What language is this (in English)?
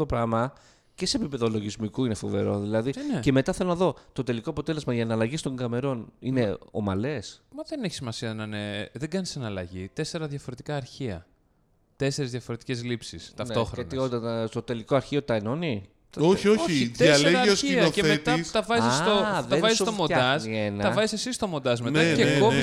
Greek